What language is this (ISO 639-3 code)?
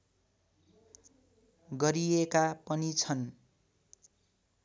nep